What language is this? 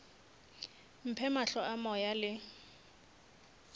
Northern Sotho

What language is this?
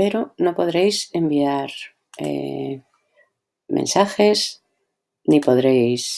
Spanish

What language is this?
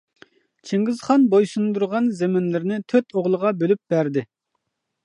Uyghur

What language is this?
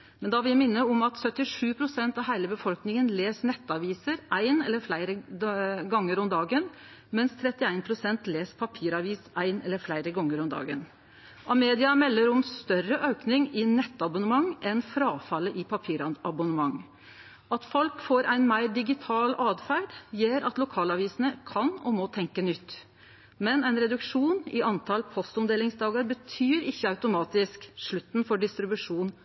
Norwegian Nynorsk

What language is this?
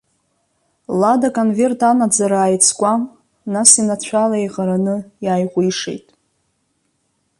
Abkhazian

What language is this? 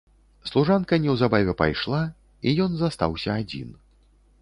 Belarusian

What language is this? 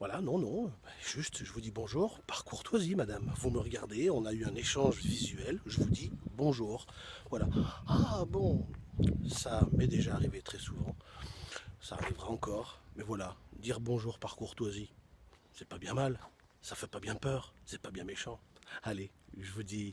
French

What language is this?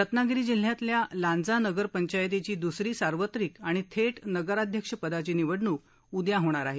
Marathi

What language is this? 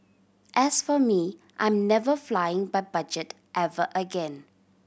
English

